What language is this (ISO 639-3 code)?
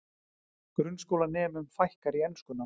isl